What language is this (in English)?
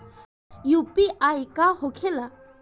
Bhojpuri